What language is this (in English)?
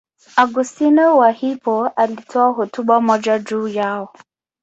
Swahili